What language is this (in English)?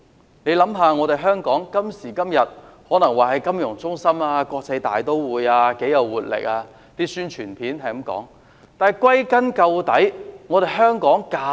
Cantonese